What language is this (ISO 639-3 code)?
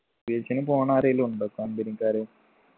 mal